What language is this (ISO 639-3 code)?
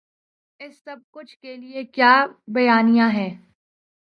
urd